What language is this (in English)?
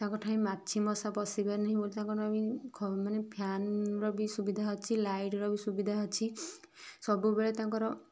Odia